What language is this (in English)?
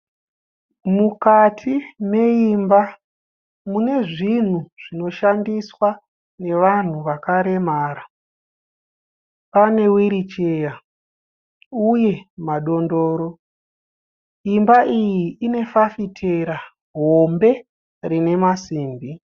Shona